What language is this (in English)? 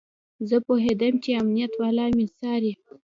Pashto